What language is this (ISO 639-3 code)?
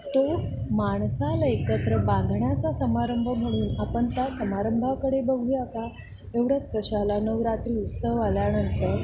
mar